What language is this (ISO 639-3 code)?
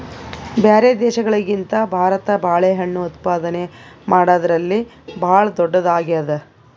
kan